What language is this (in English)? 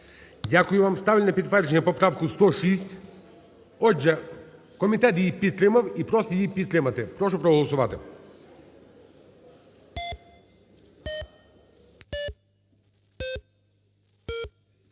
Ukrainian